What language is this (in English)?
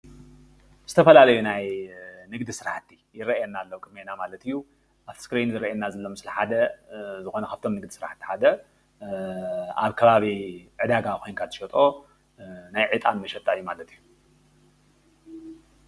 Tigrinya